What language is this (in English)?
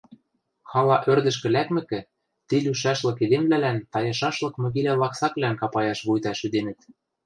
Western Mari